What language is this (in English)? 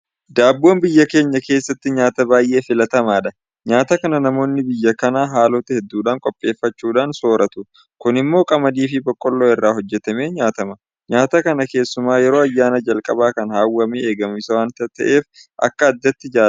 Oromo